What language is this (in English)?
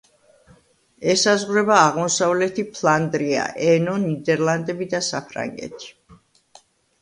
Georgian